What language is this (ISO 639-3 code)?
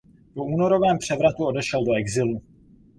ces